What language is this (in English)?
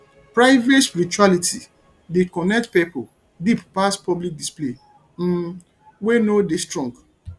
Nigerian Pidgin